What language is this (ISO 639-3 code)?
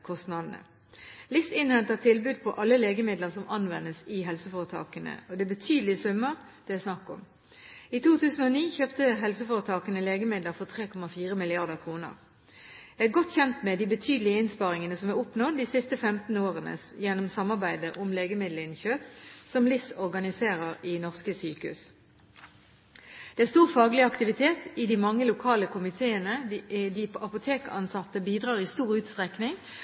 nob